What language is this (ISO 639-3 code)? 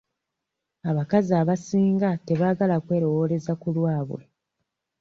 lug